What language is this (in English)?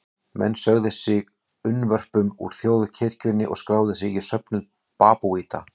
Icelandic